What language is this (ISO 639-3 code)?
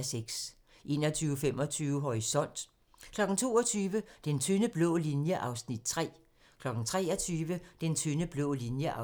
dan